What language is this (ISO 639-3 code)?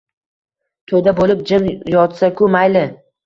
uzb